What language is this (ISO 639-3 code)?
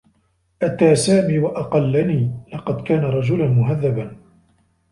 ara